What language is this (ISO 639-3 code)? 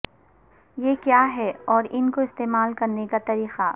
urd